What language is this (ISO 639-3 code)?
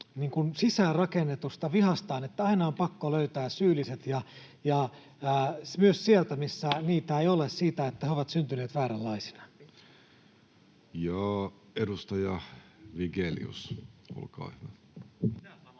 fin